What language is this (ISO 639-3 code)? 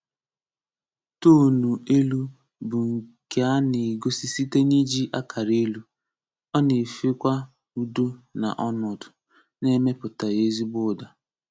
ibo